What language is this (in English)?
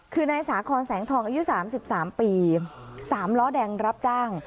Thai